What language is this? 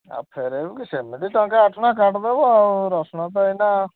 Odia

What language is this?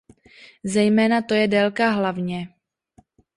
Czech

